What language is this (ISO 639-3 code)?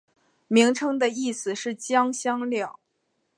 zho